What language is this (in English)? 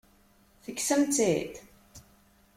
Kabyle